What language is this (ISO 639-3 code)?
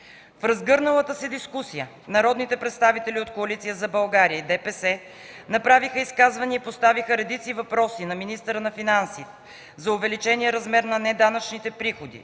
bul